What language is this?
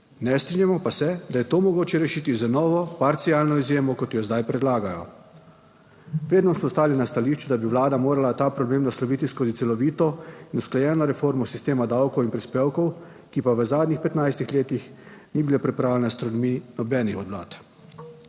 Slovenian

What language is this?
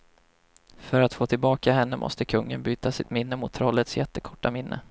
Swedish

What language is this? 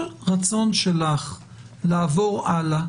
Hebrew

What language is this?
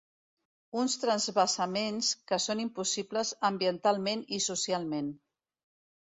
Catalan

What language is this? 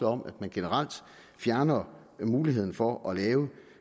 Danish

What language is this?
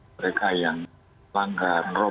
Indonesian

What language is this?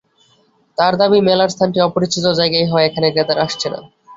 Bangla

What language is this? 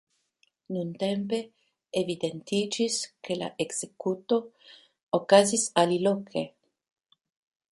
Esperanto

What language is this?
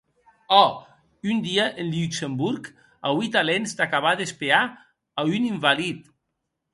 Occitan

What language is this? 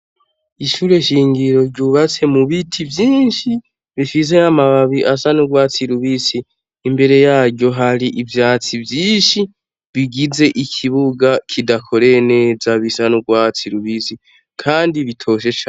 Rundi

